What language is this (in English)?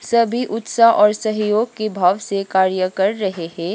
Hindi